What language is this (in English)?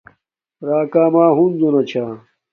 Domaaki